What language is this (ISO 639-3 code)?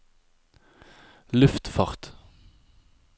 nor